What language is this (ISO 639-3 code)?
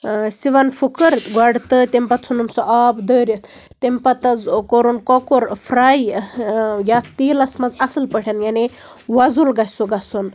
kas